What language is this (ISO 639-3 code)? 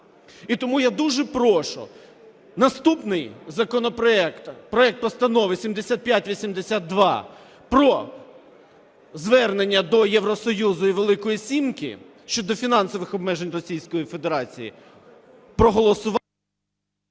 ukr